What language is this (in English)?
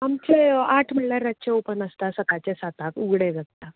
Konkani